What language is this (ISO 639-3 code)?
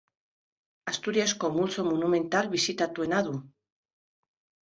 eus